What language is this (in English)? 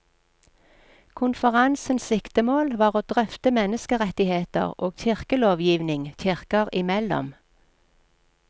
Norwegian